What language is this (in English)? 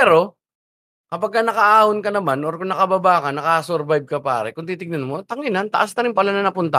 Filipino